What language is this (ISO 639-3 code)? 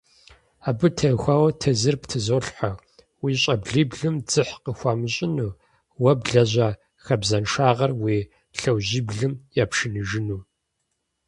kbd